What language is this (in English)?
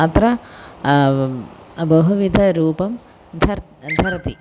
Sanskrit